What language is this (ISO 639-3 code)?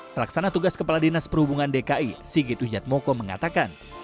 ind